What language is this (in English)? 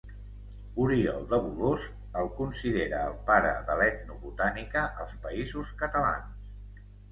Catalan